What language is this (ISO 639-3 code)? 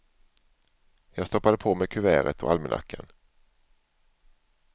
swe